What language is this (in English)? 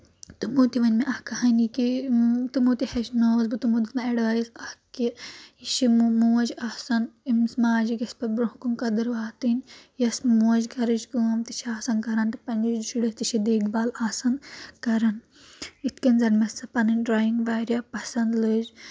Kashmiri